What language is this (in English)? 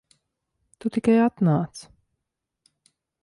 Latvian